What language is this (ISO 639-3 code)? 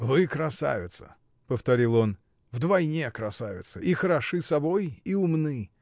rus